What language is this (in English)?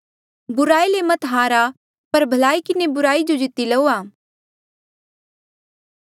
Mandeali